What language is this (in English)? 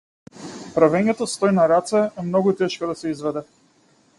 Macedonian